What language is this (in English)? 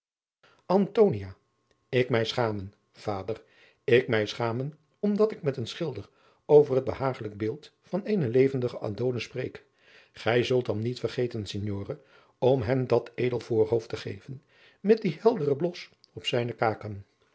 Dutch